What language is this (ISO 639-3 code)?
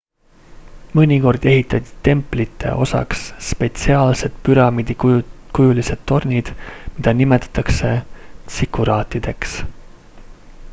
est